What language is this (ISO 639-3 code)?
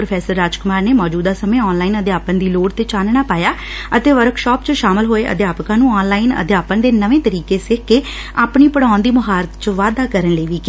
pan